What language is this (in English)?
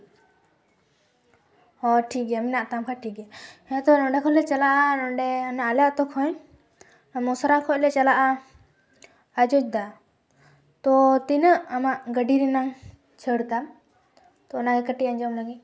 Santali